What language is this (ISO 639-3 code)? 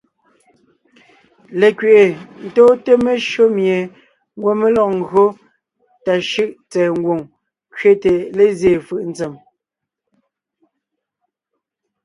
nnh